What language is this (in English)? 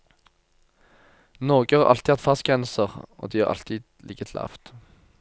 Norwegian